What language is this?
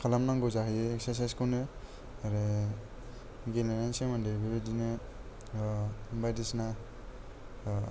Bodo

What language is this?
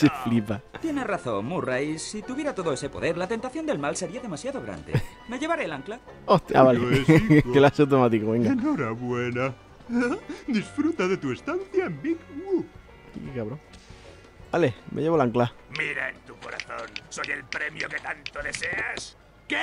Spanish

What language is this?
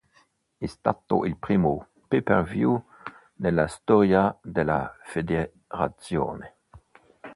Italian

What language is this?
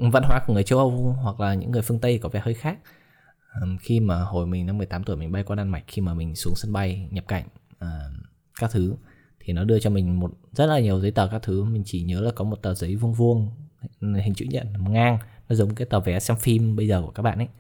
Vietnamese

